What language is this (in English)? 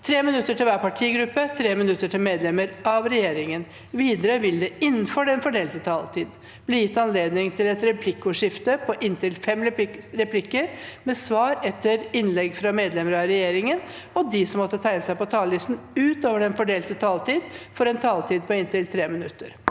Norwegian